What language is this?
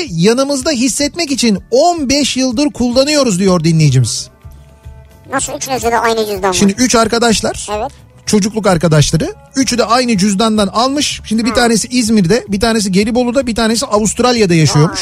Turkish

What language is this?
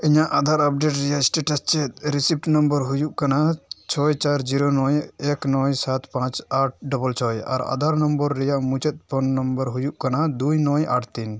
Santali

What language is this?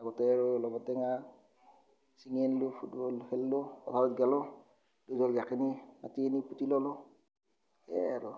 Assamese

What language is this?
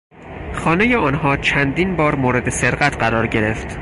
Persian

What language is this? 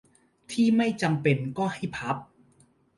Thai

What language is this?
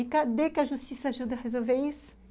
Portuguese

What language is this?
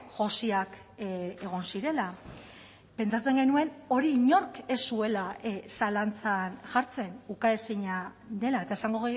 Basque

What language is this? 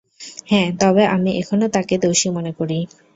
Bangla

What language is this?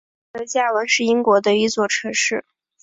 Chinese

